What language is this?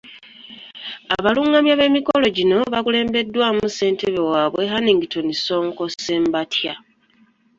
Ganda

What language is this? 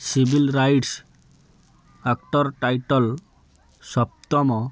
Odia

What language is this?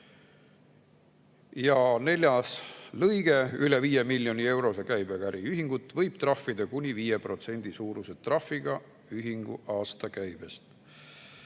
Estonian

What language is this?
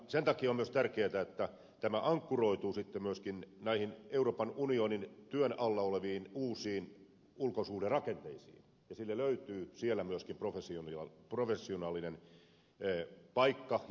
Finnish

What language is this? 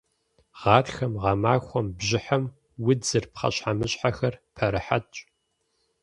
Kabardian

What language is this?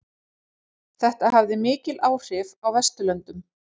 Icelandic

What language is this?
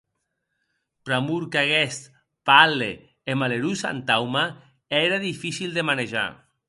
Occitan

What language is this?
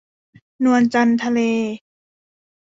Thai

